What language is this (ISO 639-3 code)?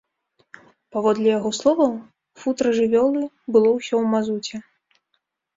bel